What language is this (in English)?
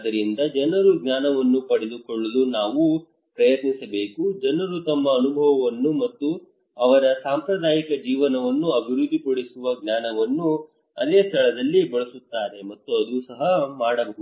Kannada